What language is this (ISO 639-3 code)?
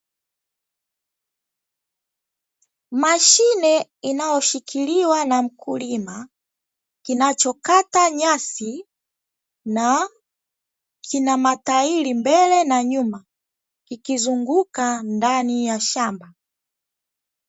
swa